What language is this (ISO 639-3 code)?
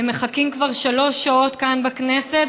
heb